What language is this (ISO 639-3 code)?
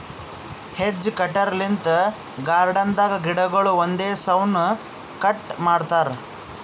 kan